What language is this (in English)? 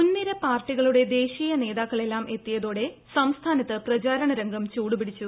Malayalam